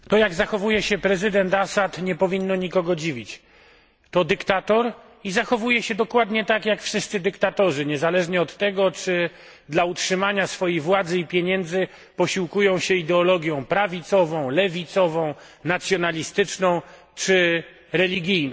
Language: Polish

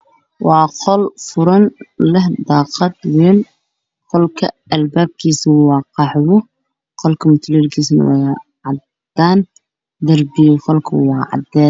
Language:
Somali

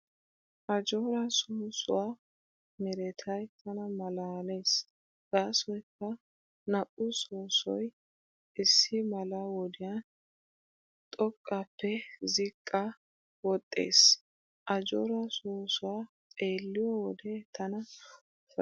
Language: Wolaytta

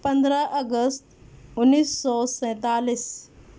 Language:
Urdu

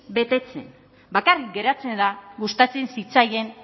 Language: Basque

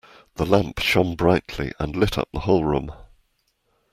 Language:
English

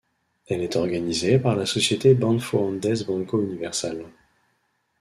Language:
French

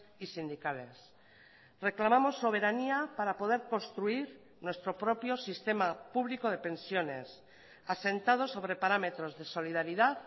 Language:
Spanish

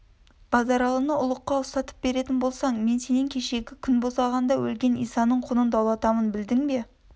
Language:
Kazakh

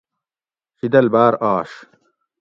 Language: Gawri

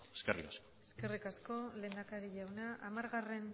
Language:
Basque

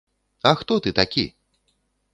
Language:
Belarusian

